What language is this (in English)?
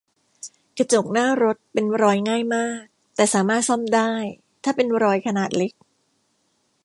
Thai